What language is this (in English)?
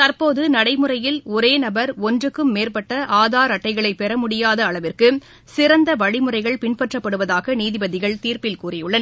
Tamil